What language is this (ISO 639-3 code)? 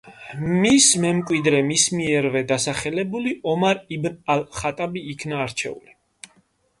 kat